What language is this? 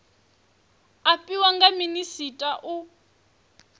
Venda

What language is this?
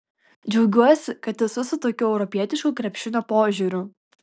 Lithuanian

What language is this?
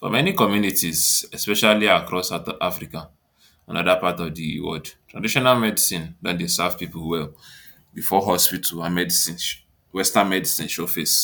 Nigerian Pidgin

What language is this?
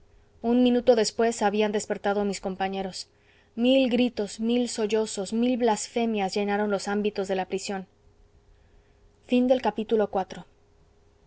Spanish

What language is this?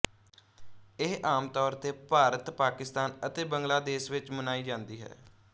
Punjabi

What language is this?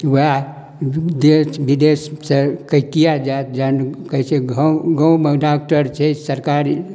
Maithili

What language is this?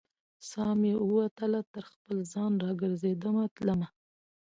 Pashto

